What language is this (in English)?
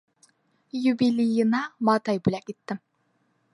Bashkir